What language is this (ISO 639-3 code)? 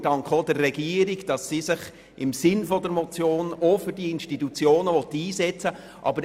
gsw